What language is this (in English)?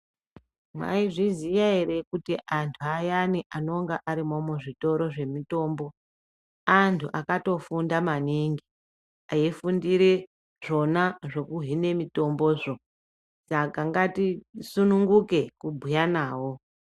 Ndau